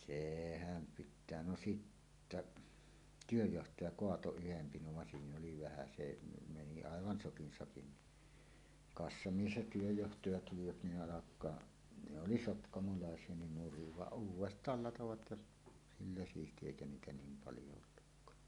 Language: Finnish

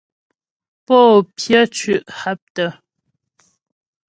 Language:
Ghomala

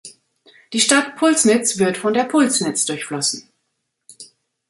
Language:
German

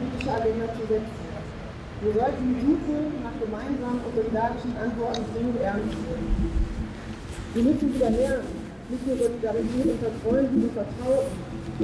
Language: German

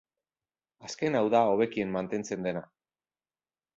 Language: Basque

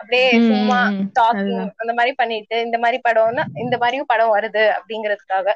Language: Tamil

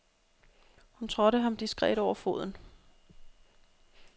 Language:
Danish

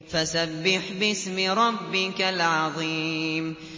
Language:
Arabic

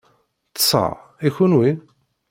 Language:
Kabyle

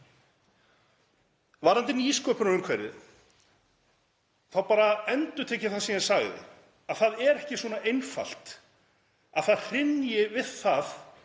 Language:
Icelandic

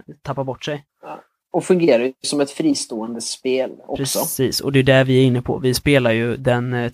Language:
Swedish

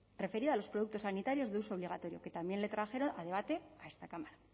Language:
Spanish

